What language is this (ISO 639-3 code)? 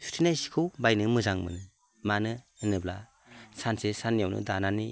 brx